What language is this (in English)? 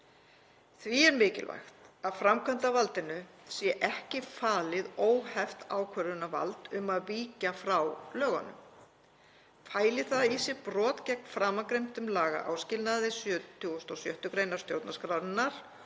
Icelandic